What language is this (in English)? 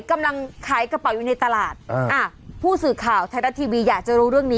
Thai